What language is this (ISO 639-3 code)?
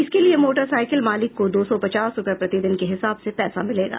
hin